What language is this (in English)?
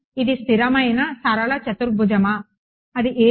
Telugu